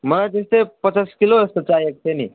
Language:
Nepali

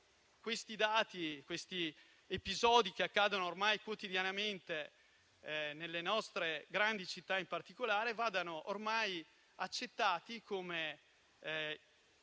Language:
Italian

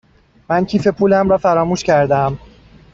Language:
Persian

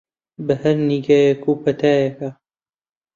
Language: Central Kurdish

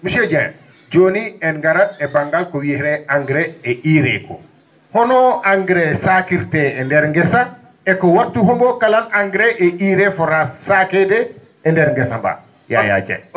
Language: Fula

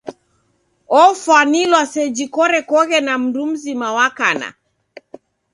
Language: Taita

